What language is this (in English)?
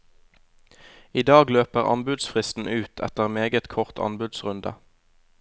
Norwegian